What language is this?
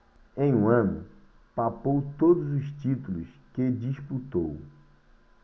Portuguese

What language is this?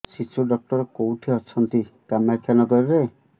Odia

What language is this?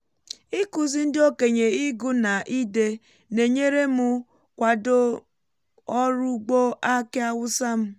Igbo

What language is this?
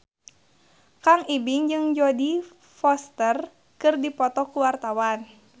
Sundanese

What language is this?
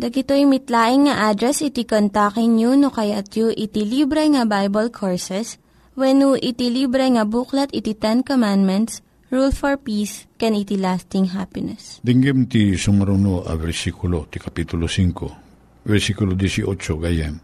Filipino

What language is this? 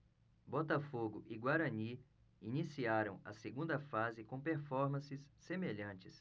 Portuguese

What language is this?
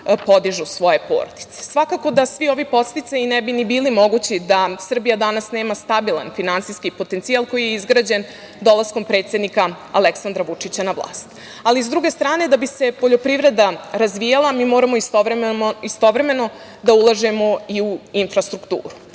Serbian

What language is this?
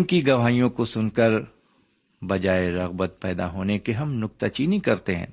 Urdu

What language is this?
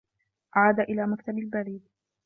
Arabic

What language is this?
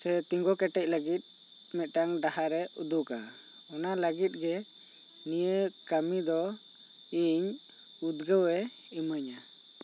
Santali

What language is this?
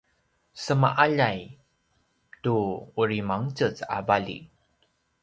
Paiwan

